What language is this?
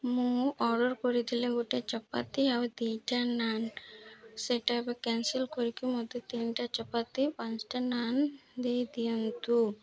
Odia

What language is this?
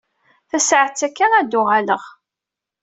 Kabyle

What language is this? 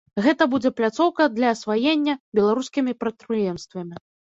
Belarusian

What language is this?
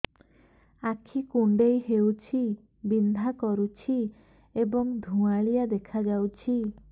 Odia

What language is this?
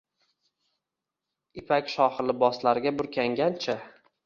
Uzbek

